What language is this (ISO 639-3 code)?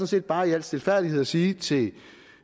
dan